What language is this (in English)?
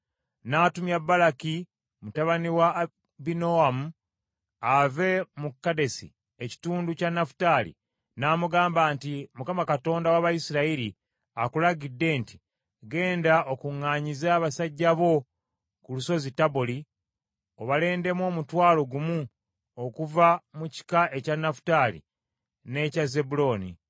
Ganda